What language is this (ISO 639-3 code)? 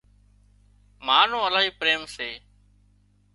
kxp